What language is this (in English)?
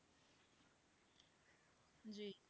Punjabi